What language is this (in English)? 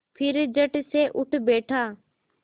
Hindi